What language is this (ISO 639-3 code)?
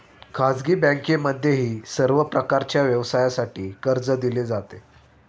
mar